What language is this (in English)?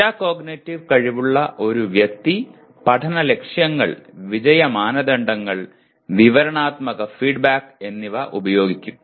Malayalam